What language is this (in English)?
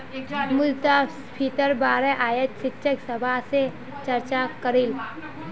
Magahi